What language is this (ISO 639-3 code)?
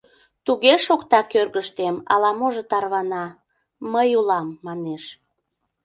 chm